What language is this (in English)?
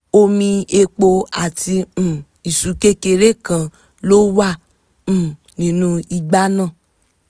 Yoruba